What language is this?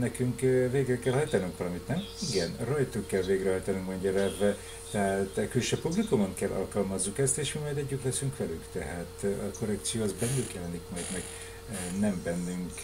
Hungarian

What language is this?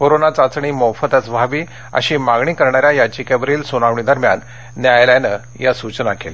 Marathi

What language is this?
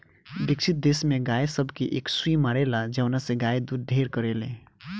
Bhojpuri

